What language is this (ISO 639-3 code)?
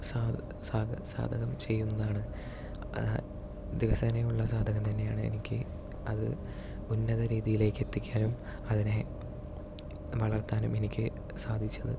mal